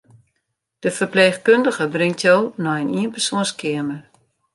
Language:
Western Frisian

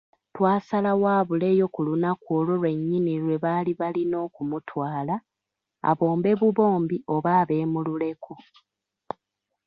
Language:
Ganda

